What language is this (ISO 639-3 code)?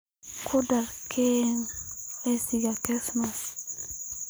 som